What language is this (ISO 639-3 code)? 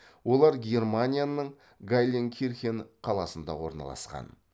kaz